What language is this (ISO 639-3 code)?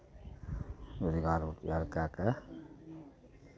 mai